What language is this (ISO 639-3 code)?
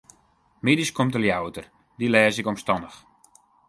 fry